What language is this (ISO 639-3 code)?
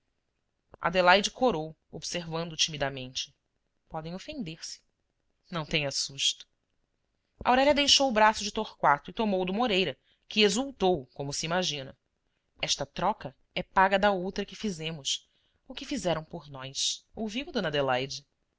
por